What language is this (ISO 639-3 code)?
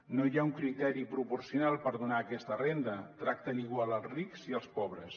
cat